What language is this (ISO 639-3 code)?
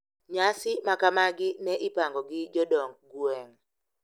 luo